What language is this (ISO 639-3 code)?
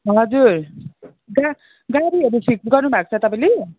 nep